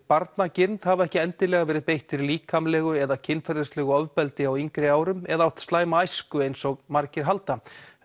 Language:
Icelandic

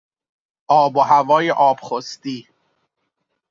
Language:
Persian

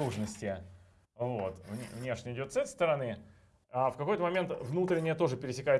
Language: Russian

